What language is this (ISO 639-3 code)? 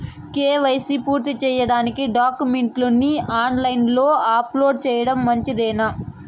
tel